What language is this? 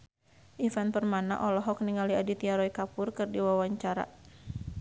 Sundanese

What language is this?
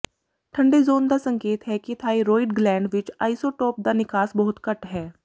Punjabi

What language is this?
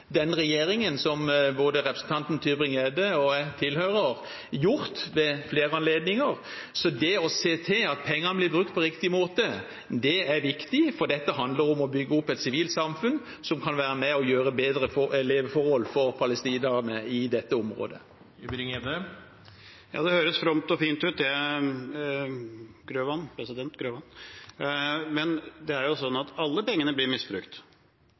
Norwegian Bokmål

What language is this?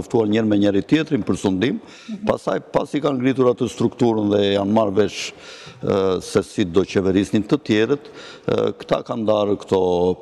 Romanian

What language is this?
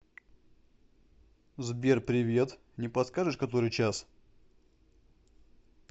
Russian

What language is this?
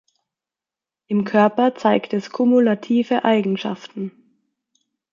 German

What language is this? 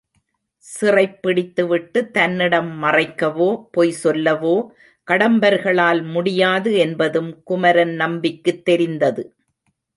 Tamil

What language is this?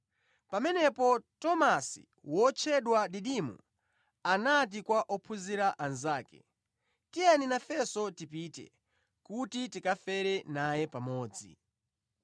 Nyanja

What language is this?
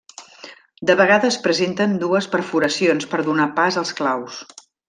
Catalan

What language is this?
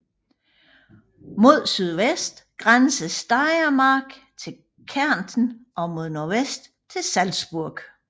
Danish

